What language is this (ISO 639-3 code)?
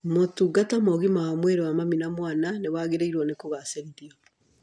kik